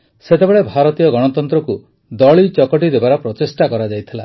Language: Odia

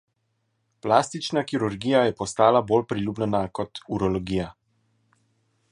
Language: Slovenian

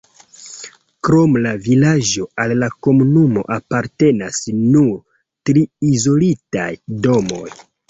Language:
Esperanto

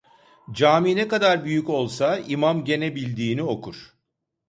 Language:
Turkish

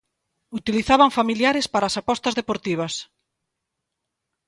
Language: Galician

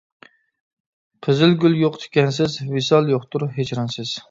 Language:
Uyghur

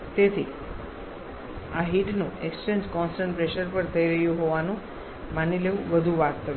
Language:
Gujarati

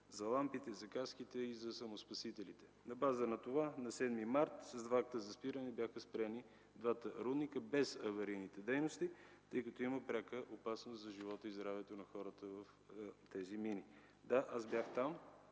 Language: Bulgarian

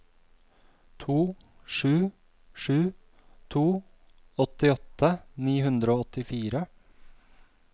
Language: Norwegian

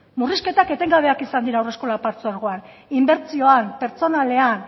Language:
Basque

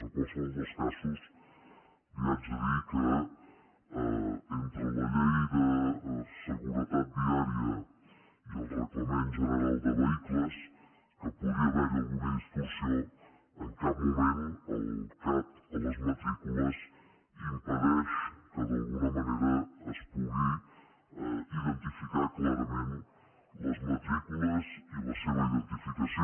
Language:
Catalan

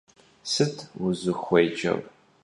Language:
Kabardian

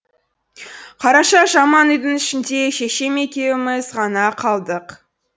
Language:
Kazakh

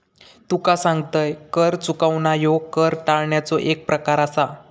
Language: Marathi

